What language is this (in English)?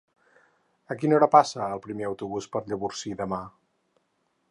Catalan